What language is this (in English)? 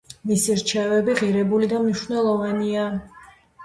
Georgian